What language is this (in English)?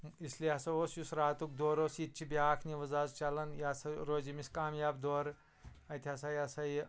Kashmiri